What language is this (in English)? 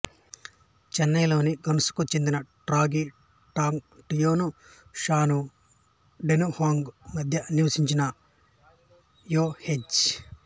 Telugu